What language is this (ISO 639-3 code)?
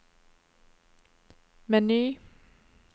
nor